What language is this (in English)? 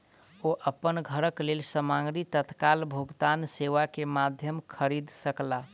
Maithili